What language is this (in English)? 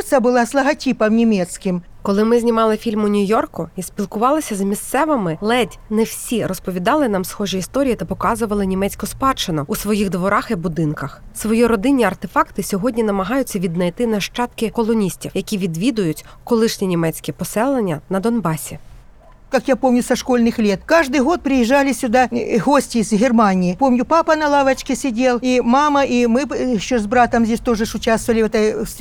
Ukrainian